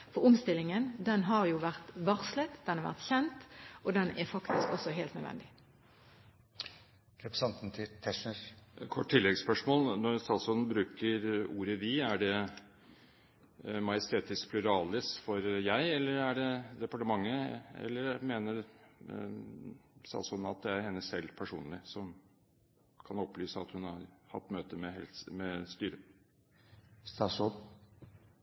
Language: Norwegian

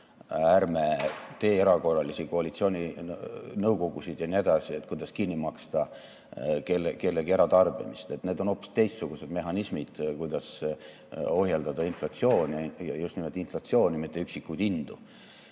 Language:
Estonian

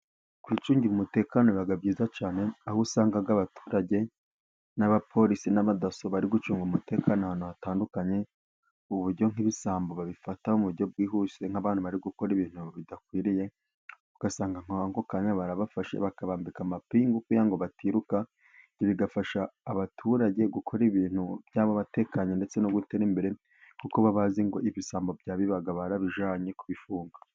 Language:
Kinyarwanda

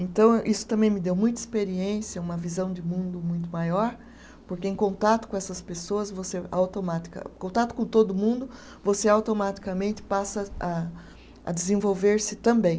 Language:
Portuguese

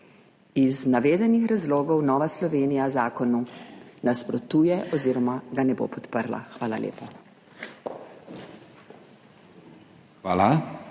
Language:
Slovenian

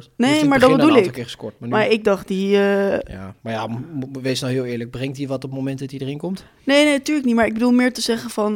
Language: Dutch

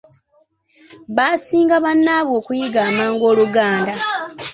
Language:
Ganda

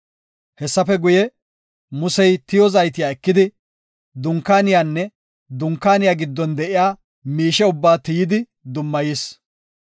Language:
Gofa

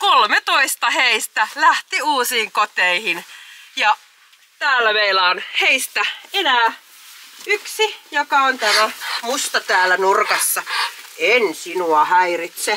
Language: Finnish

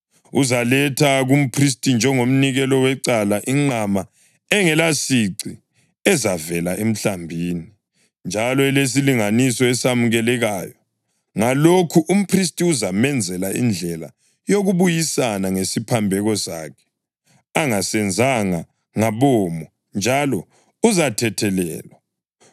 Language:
North Ndebele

